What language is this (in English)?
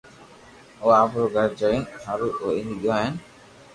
Loarki